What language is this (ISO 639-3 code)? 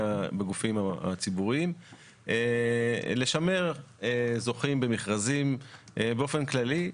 heb